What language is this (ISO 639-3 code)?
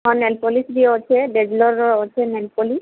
ori